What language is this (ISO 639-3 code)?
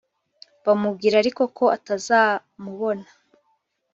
kin